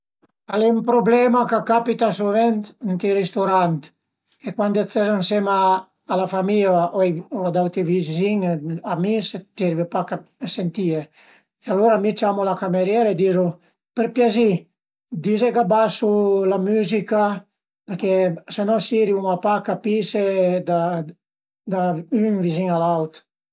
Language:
Piedmontese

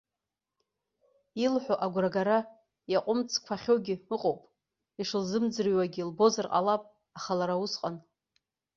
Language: Abkhazian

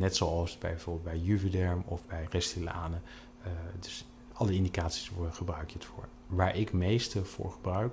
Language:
Dutch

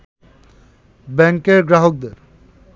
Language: Bangla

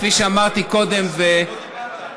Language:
Hebrew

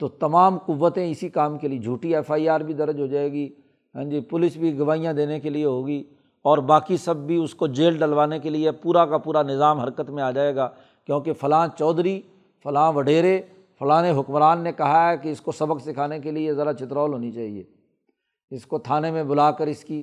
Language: Urdu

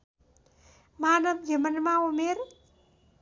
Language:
Nepali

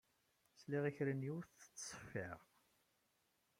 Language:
Kabyle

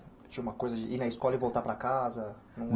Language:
Portuguese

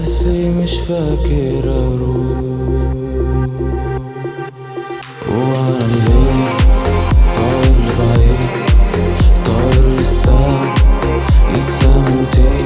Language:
Arabic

